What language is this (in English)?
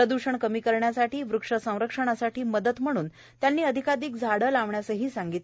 Marathi